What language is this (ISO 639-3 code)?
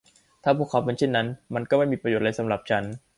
tha